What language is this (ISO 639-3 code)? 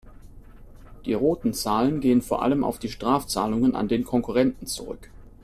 deu